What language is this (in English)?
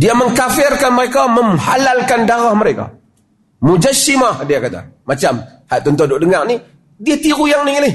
Malay